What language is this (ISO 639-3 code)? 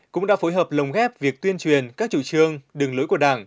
vie